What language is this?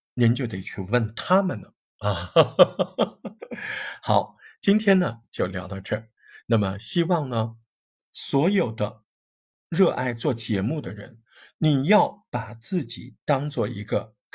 Chinese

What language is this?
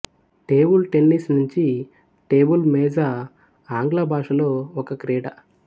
Telugu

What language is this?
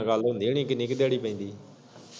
Punjabi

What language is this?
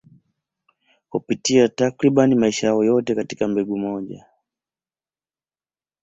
Swahili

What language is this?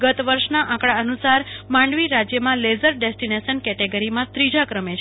Gujarati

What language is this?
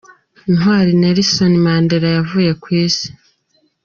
Kinyarwanda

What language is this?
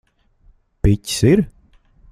Latvian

